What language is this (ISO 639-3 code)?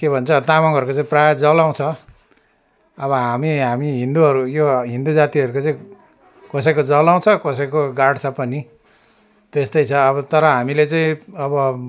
nep